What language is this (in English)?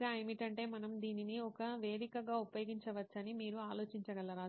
Telugu